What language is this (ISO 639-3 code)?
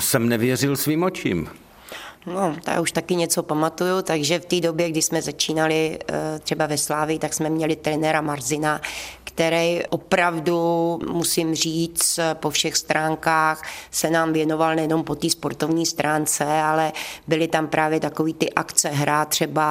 ces